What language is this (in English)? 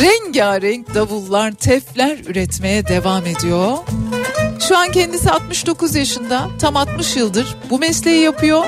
Turkish